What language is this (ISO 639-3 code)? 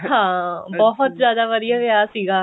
pan